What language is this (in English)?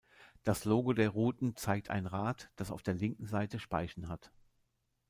German